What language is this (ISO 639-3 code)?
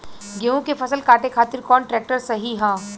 bho